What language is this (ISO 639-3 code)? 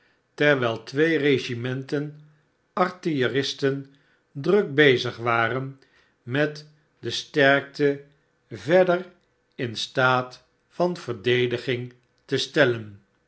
nld